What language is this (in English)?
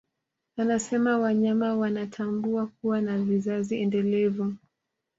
Swahili